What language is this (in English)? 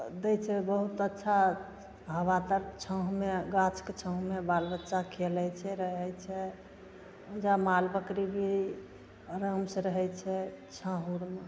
Maithili